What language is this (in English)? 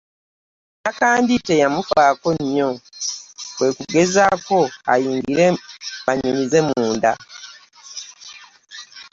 Ganda